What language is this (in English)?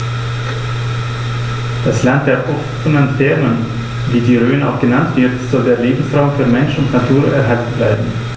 German